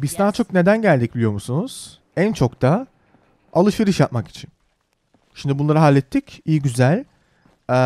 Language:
Turkish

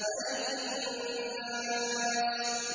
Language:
Arabic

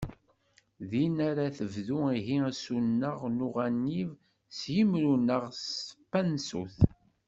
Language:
Kabyle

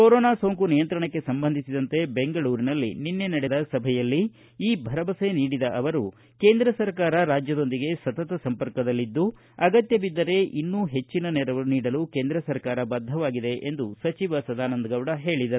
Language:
Kannada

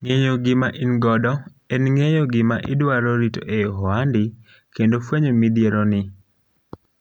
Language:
Luo (Kenya and Tanzania)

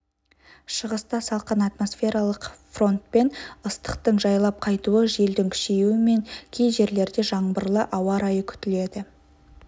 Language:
Kazakh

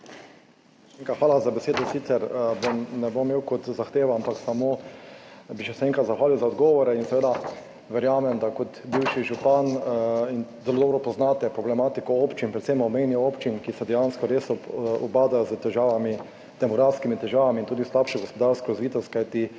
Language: Slovenian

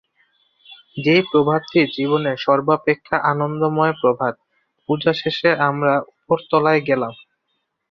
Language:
Bangla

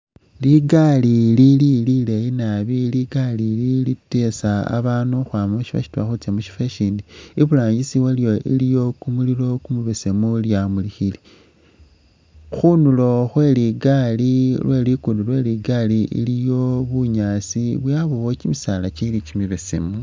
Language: Masaaba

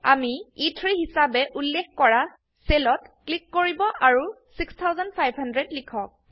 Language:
Assamese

